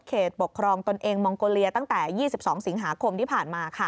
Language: Thai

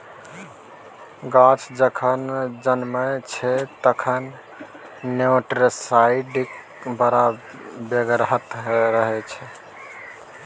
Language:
Maithili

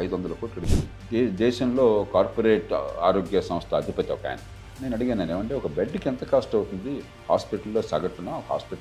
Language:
Telugu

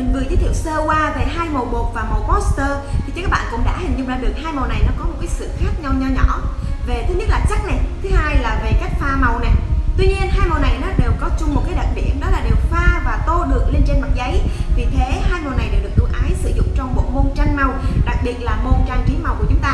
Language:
Vietnamese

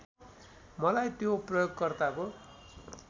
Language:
Nepali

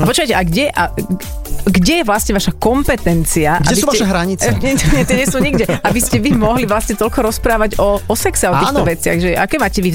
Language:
Slovak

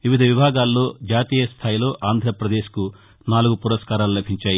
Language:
Telugu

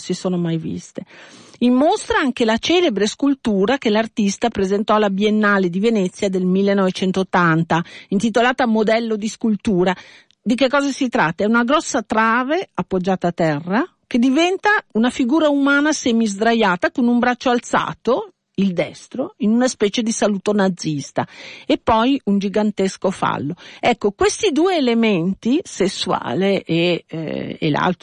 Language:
Italian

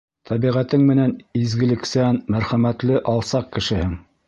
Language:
Bashkir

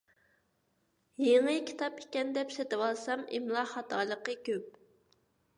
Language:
Uyghur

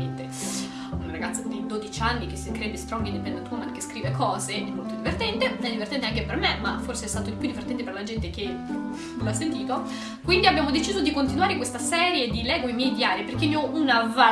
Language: Italian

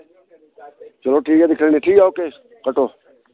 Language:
Dogri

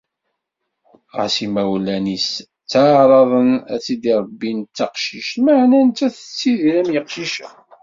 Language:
Kabyle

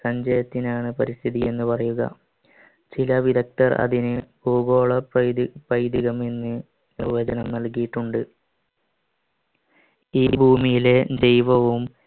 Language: Malayalam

